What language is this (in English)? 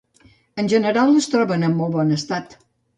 Catalan